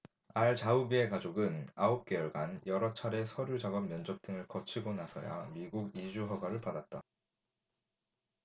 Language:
Korean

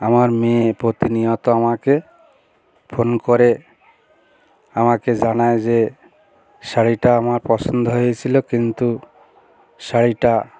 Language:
Bangla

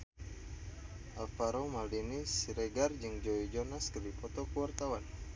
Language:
Sundanese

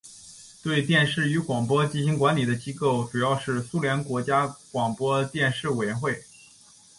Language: Chinese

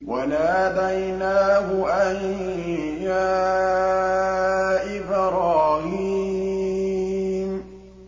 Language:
Arabic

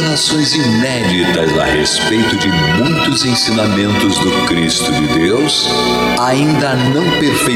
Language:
Portuguese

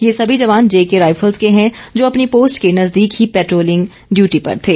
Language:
Hindi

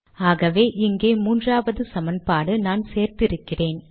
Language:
Tamil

